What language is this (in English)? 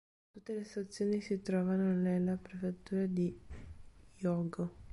Italian